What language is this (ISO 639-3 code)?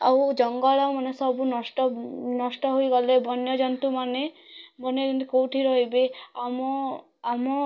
ori